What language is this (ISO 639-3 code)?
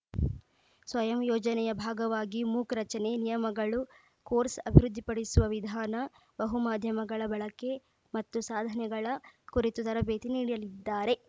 kan